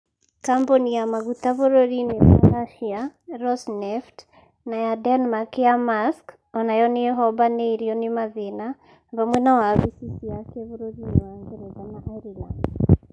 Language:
Kikuyu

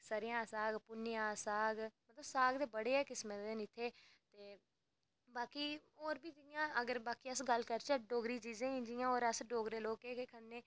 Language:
Dogri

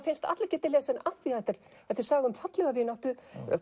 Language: Icelandic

